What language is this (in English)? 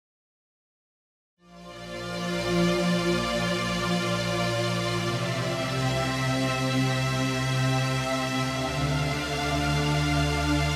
Polish